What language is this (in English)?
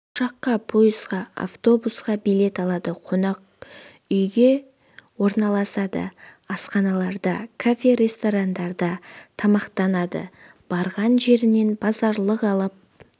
Kazakh